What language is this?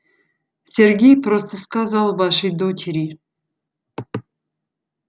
Russian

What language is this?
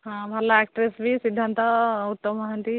Odia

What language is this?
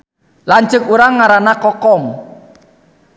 Sundanese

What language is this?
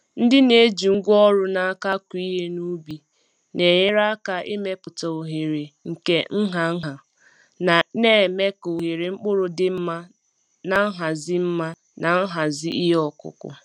Igbo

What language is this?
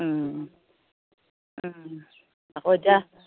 Assamese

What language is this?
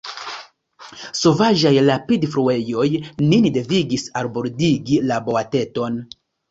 Esperanto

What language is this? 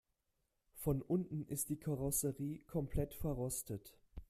German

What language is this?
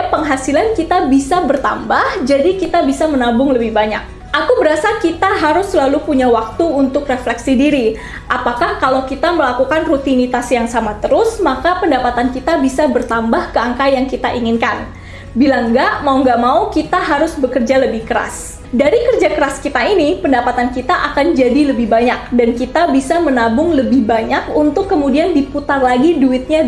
Indonesian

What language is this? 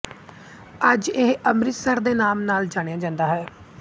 Punjabi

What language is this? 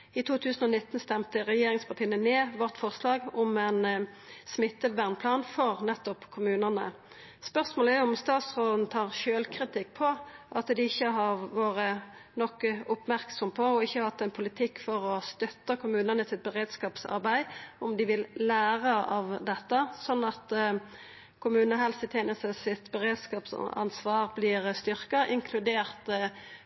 Norwegian Nynorsk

